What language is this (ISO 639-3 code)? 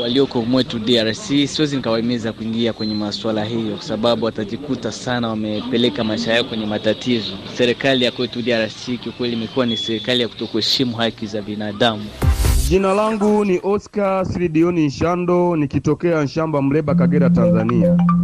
swa